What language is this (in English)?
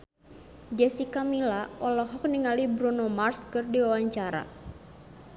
Sundanese